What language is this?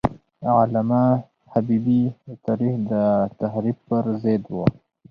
Pashto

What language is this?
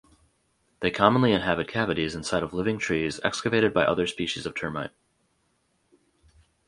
English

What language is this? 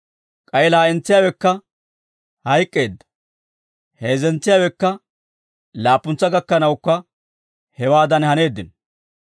Dawro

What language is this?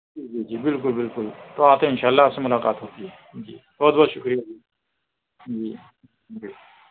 Urdu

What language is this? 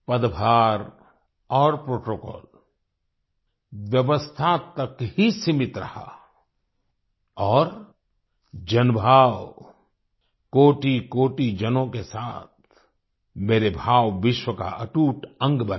Hindi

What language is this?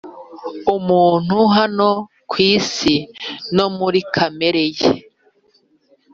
Kinyarwanda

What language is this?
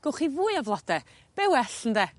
Welsh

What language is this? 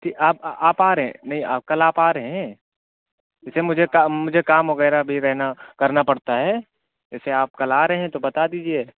Urdu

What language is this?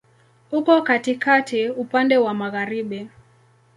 Swahili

